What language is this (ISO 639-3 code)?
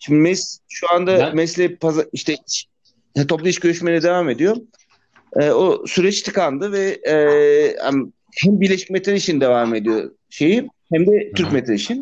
tur